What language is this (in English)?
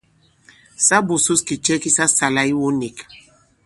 Bankon